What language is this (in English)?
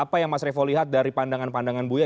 Indonesian